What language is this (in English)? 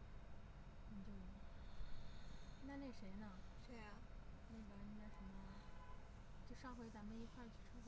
Chinese